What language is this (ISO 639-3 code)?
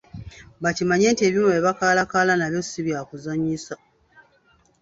lug